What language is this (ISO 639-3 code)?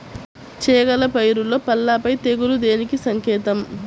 tel